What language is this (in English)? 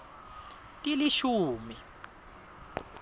Swati